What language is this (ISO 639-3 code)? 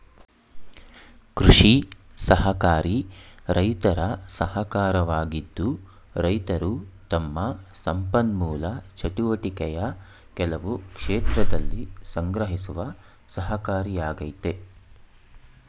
kan